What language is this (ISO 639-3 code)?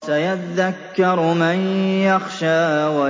ara